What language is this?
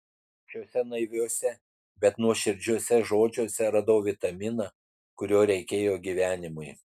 Lithuanian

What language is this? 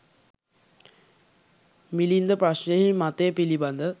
Sinhala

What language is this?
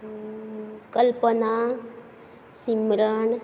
Konkani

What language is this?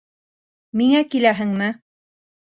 Bashkir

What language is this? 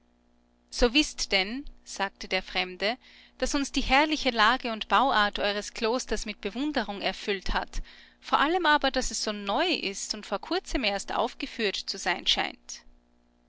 German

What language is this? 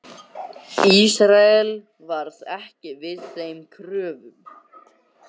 Icelandic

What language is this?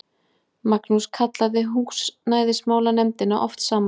Icelandic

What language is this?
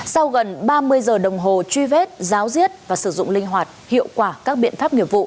Vietnamese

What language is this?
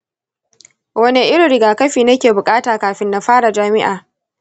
Hausa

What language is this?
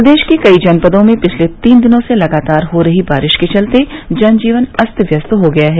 Hindi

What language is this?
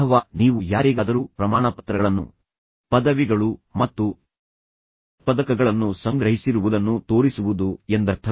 Kannada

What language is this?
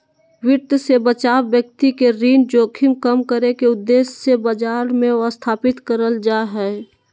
Magahi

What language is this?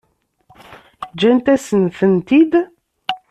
Kabyle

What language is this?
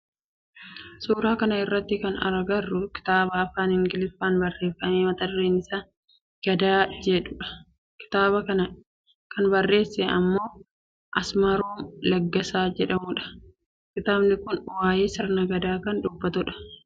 Oromo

